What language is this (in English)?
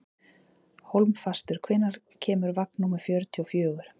Icelandic